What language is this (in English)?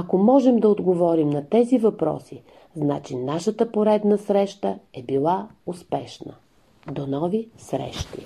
Bulgarian